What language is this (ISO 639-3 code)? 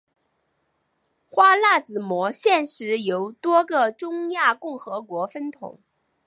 zho